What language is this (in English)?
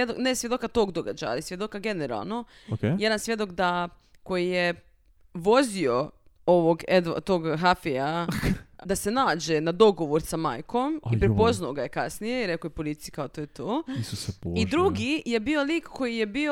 Croatian